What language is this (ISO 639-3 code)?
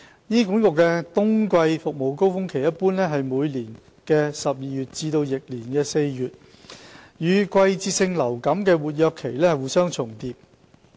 yue